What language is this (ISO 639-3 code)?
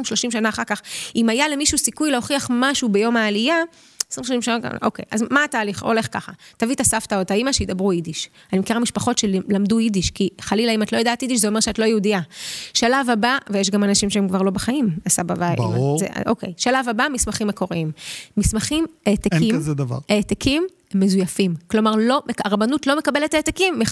heb